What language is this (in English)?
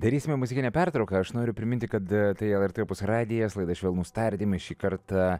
Lithuanian